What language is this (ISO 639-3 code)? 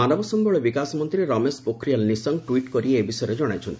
ori